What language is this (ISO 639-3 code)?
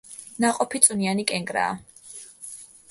kat